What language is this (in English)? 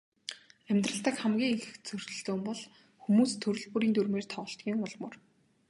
Mongolian